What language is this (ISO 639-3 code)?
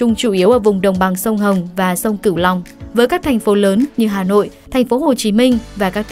vie